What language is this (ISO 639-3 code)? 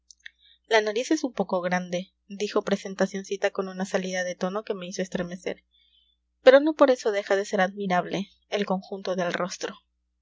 spa